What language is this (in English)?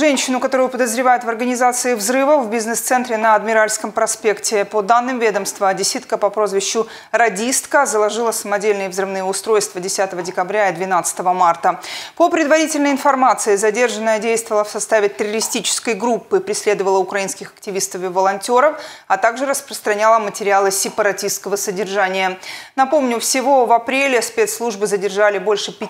Russian